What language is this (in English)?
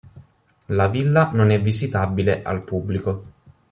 Italian